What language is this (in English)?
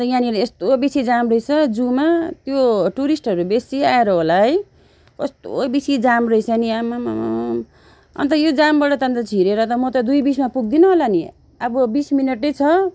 Nepali